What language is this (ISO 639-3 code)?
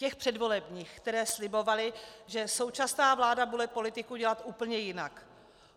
ces